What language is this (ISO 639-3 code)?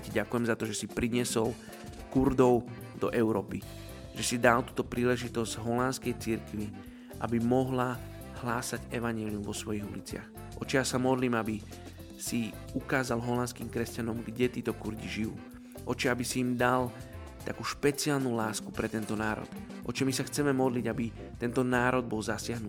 slk